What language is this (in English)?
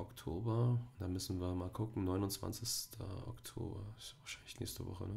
German